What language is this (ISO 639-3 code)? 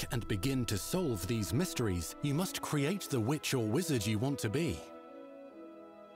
ita